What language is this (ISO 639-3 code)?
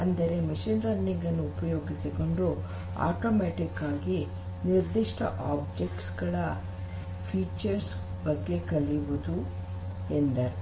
kan